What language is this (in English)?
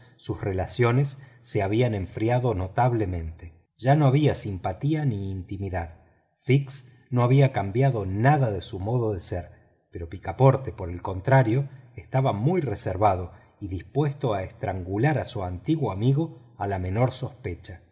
Spanish